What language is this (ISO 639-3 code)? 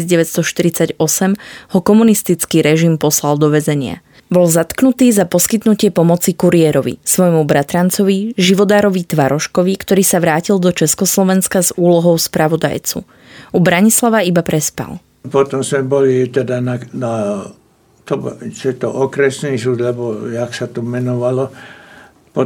slk